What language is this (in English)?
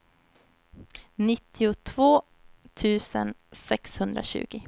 Swedish